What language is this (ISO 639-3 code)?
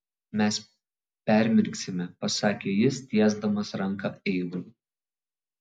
lit